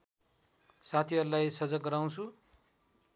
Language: Nepali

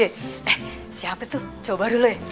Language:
Indonesian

